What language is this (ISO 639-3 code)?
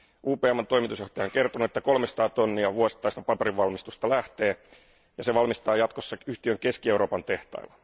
fin